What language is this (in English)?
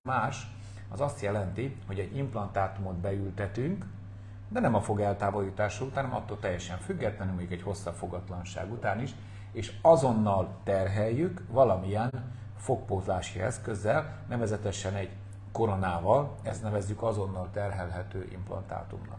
Hungarian